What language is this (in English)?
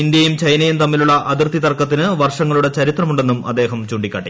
Malayalam